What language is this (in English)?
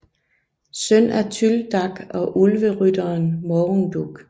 Danish